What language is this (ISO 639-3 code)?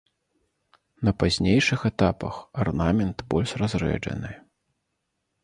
bel